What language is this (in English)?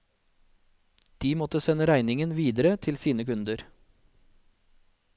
Norwegian